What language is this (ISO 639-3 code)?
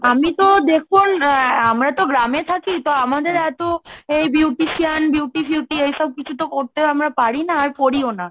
ben